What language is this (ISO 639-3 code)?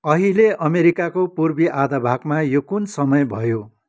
nep